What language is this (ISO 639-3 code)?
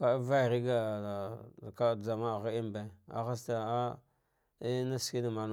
dgh